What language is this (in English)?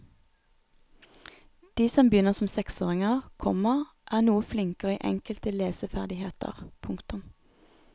Norwegian